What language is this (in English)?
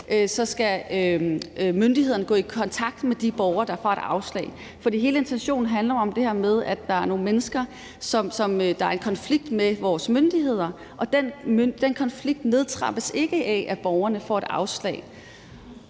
Danish